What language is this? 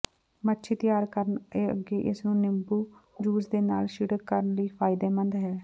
Punjabi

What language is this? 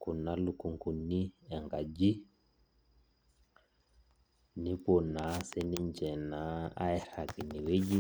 Masai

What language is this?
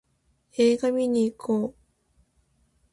Japanese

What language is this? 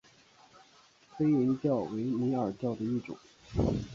Chinese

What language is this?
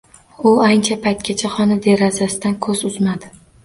Uzbek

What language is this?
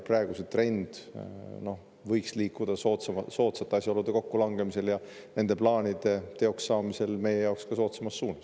Estonian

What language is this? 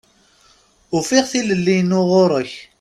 Kabyle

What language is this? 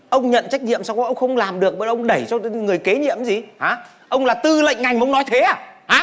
Vietnamese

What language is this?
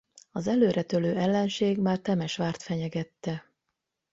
Hungarian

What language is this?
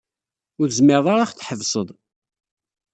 Kabyle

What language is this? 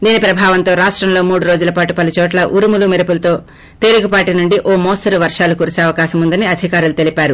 Telugu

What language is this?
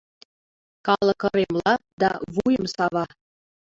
Mari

